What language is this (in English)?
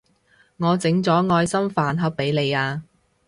Cantonese